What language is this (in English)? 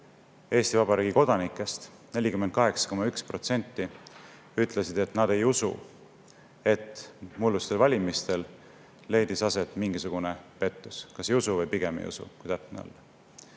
Estonian